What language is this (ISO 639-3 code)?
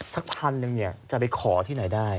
tha